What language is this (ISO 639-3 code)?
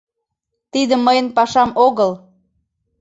chm